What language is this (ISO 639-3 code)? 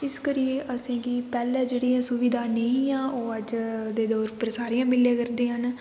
doi